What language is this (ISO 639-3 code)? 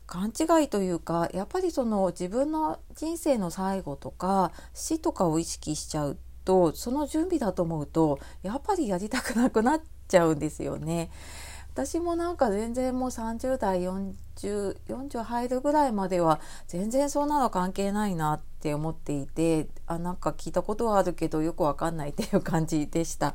jpn